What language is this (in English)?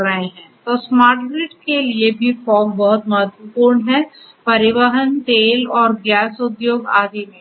Hindi